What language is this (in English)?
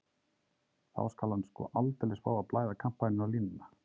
Icelandic